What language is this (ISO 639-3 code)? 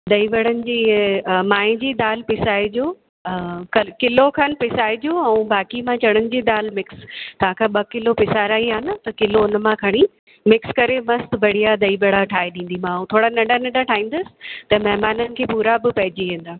snd